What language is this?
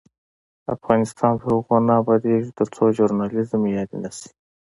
Pashto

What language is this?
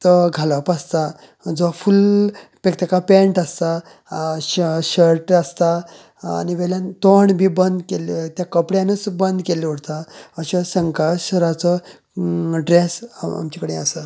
Konkani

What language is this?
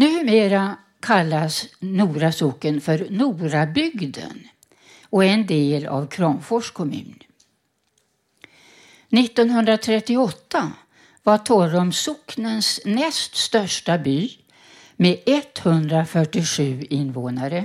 Swedish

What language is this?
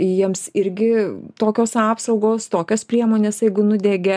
Lithuanian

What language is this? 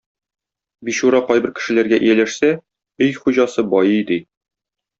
Tatar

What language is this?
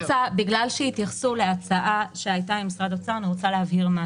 Hebrew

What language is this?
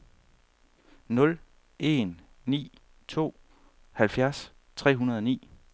Danish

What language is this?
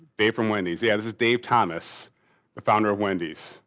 English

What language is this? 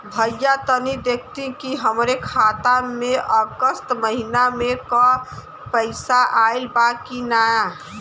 Bhojpuri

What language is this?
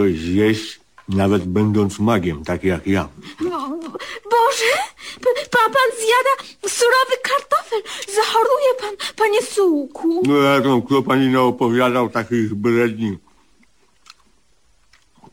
Polish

